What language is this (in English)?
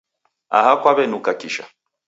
Taita